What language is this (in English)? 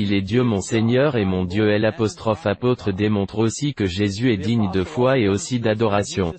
French